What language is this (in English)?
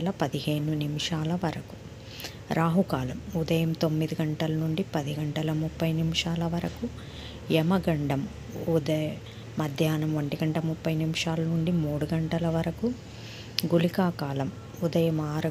Telugu